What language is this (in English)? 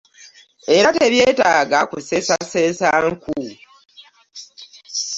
Ganda